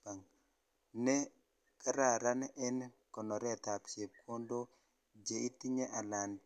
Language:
Kalenjin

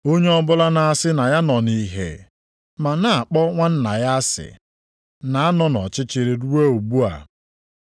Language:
Igbo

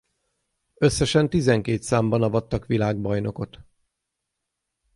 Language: Hungarian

